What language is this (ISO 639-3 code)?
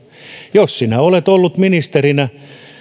fin